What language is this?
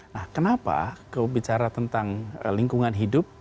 Indonesian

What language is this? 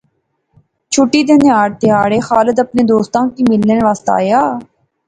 Pahari-Potwari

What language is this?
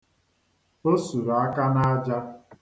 Igbo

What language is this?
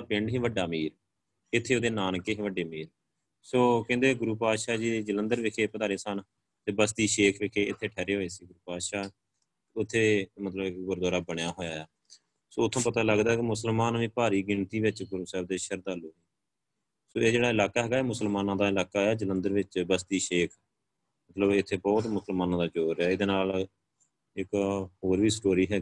Punjabi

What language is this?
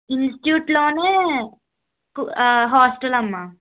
Telugu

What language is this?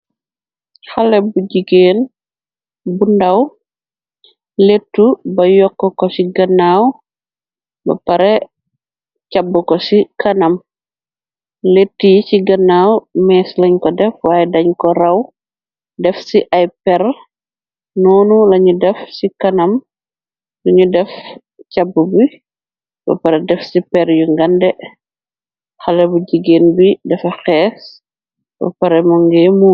Wolof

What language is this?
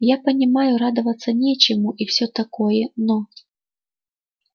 Russian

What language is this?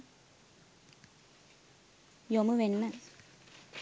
Sinhala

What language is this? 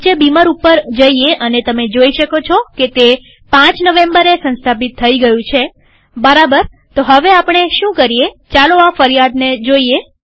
Gujarati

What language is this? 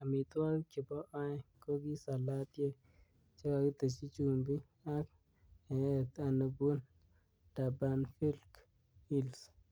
Kalenjin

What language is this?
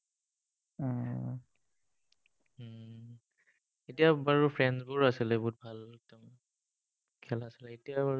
Assamese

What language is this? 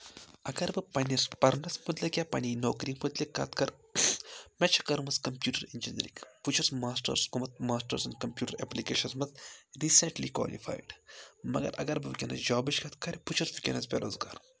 Kashmiri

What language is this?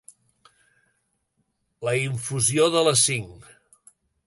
Catalan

